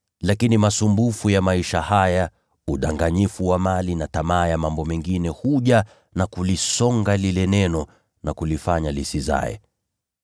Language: Swahili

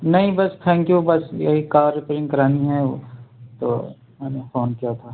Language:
Urdu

